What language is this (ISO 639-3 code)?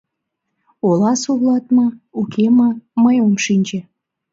chm